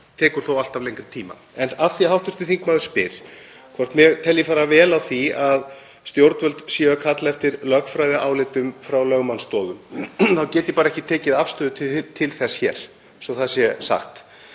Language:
Icelandic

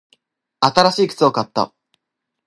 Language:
Japanese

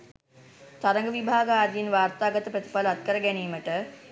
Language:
Sinhala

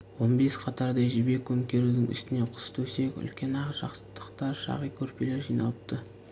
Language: Kazakh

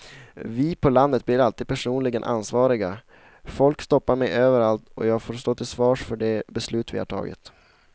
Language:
Swedish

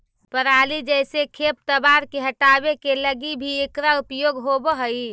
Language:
Magahi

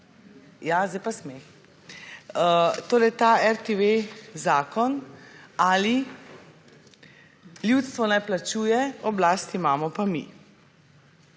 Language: Slovenian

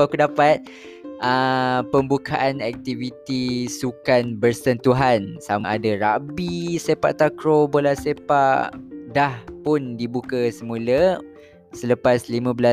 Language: Malay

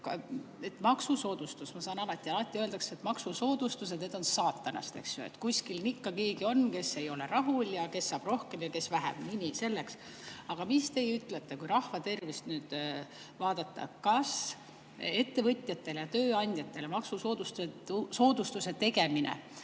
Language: Estonian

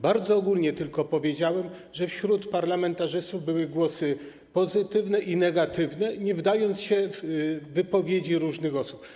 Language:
Polish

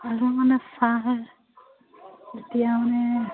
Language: Assamese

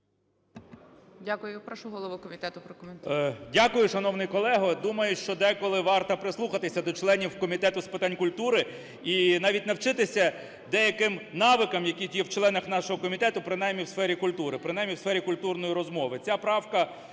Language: Ukrainian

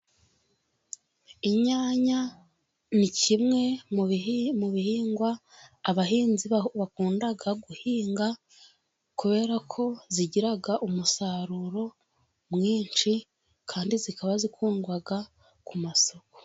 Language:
Kinyarwanda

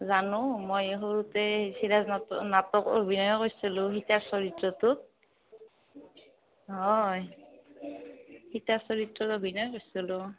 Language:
Assamese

